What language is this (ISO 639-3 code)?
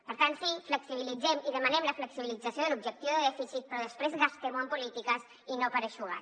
cat